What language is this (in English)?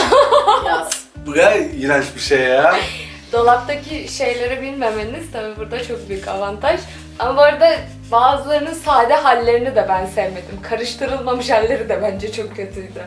Turkish